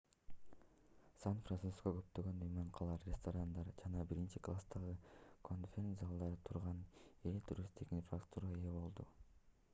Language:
Kyrgyz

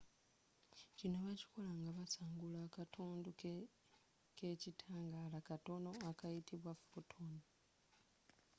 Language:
Ganda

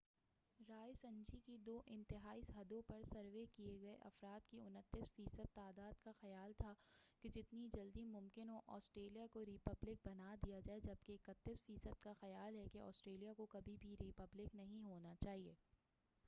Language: Urdu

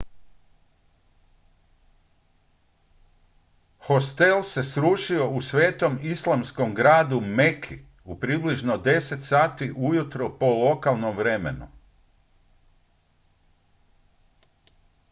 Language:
Croatian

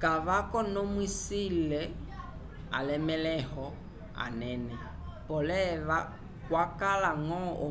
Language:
Umbundu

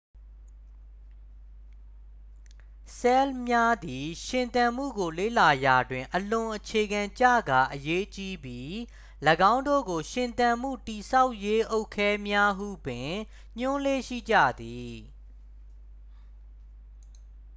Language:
Burmese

